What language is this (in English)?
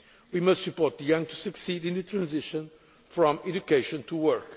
English